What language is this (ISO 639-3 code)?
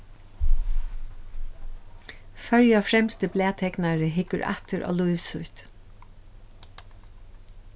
fao